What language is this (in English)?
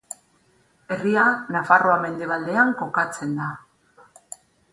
Basque